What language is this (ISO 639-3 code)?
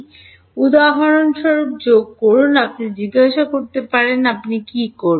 ben